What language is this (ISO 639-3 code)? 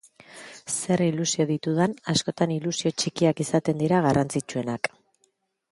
eus